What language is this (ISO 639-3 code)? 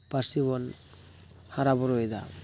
sat